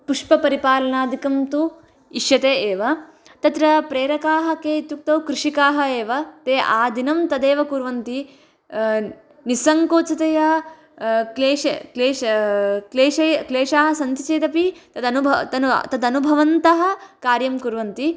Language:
Sanskrit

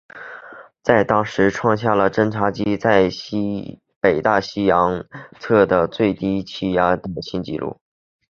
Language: Chinese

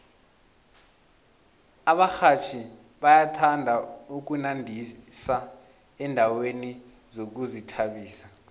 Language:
South Ndebele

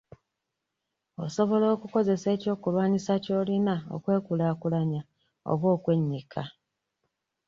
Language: Ganda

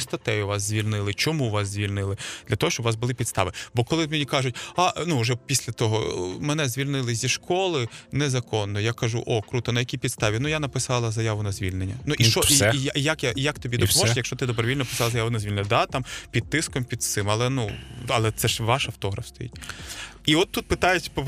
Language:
Ukrainian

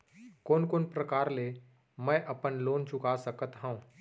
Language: Chhattisgarhi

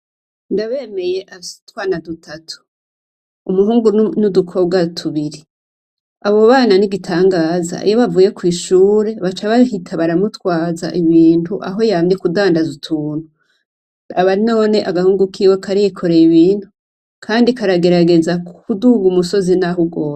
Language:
Rundi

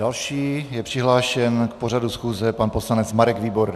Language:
Czech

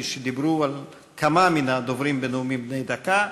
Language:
Hebrew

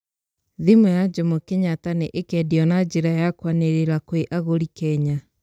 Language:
Kikuyu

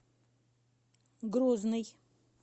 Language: Russian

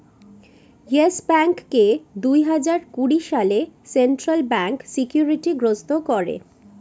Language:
Bangla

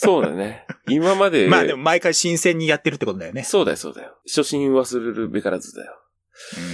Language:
Japanese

